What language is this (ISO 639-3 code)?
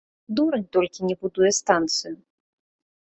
bel